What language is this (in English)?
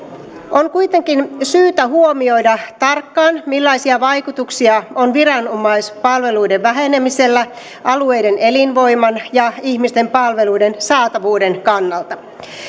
Finnish